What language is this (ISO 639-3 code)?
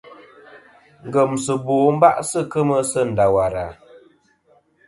bkm